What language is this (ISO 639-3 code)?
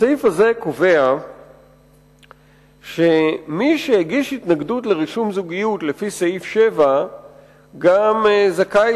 heb